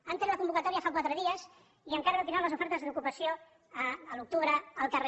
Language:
Catalan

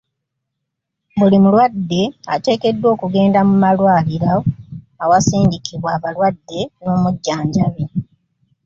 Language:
Ganda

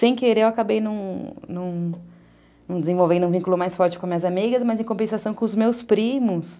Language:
Portuguese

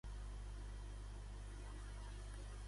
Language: Catalan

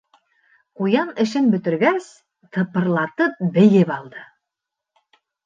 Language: Bashkir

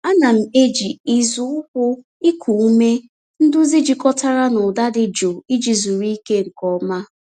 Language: Igbo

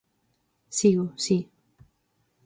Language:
Galician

